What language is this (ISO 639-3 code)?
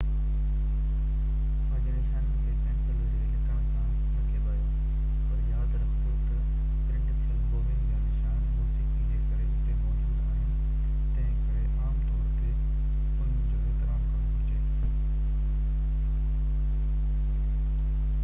snd